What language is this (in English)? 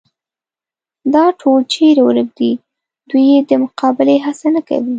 Pashto